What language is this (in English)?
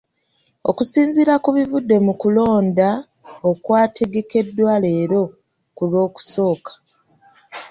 Ganda